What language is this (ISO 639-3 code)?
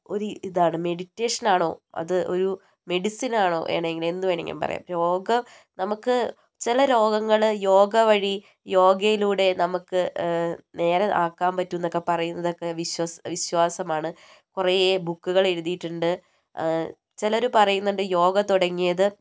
mal